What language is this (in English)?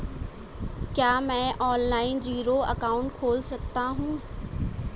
Hindi